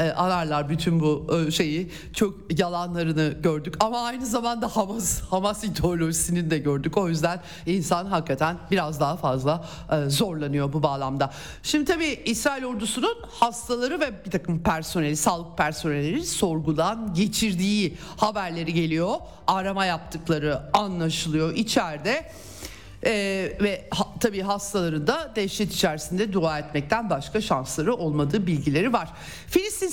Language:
Turkish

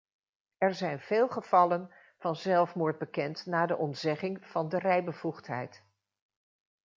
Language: Dutch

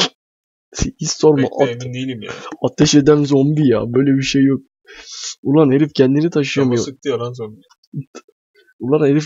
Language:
Turkish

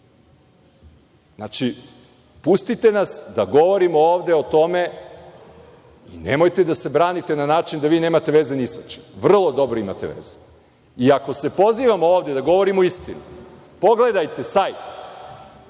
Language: Serbian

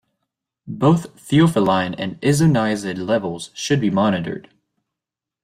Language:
English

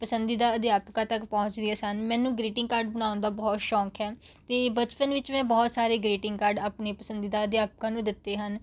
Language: Punjabi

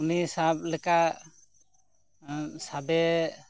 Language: Santali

